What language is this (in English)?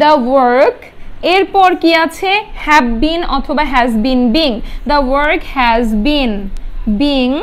Hindi